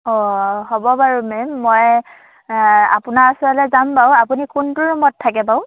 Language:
Assamese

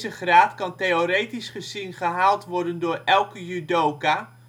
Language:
Dutch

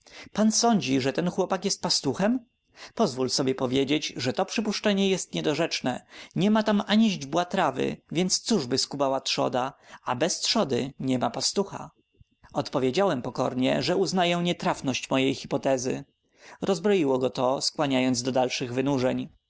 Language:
Polish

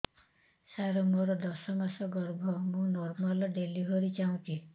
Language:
Odia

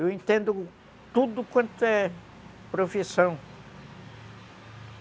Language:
Portuguese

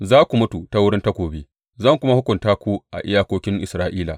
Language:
Hausa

